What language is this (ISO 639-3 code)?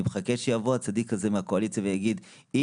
heb